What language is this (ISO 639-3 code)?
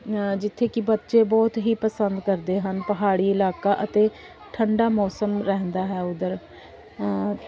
pan